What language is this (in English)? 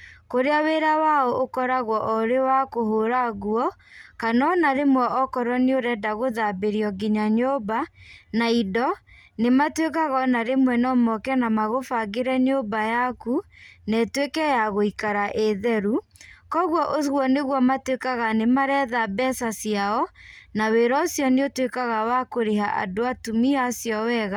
Kikuyu